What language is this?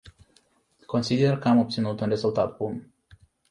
Romanian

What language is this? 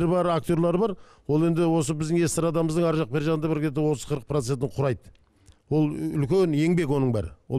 Turkish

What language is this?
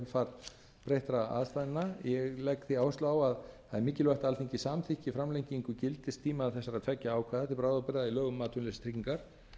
Icelandic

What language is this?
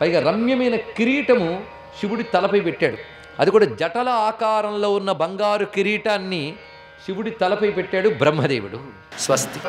Telugu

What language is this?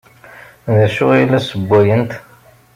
Kabyle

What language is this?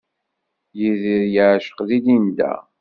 Kabyle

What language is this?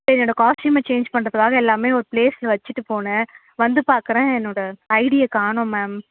Tamil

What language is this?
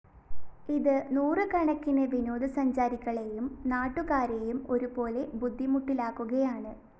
Malayalam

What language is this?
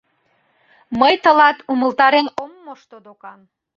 Mari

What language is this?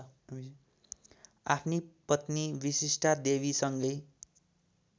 Nepali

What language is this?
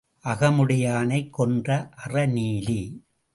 Tamil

